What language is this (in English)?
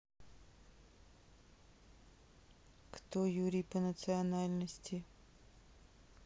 Russian